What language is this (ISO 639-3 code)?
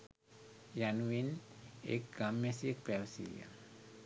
sin